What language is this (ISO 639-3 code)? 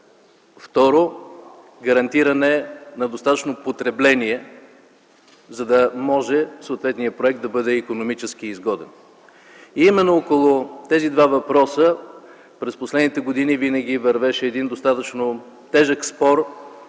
bul